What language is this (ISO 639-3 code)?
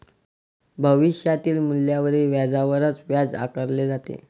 mar